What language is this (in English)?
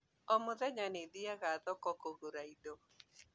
Kikuyu